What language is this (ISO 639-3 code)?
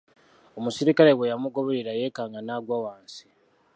lug